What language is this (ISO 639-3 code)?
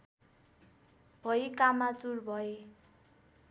nep